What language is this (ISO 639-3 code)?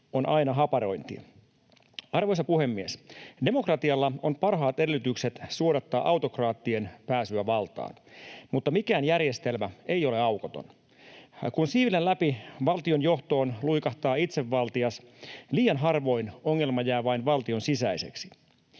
fin